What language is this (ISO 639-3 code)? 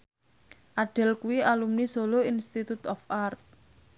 jav